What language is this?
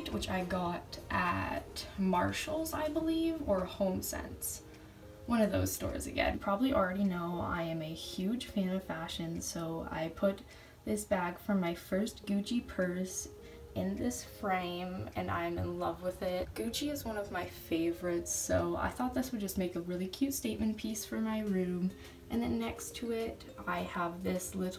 English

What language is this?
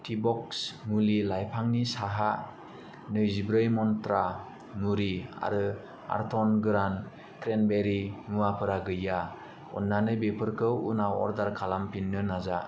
Bodo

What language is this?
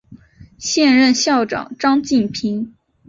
Chinese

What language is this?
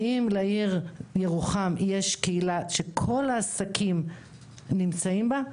Hebrew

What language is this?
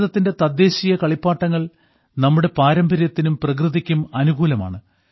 Malayalam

